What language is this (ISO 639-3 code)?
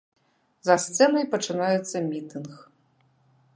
bel